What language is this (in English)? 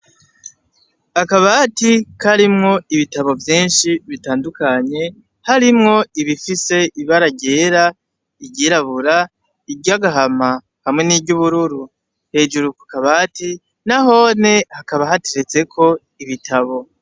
Rundi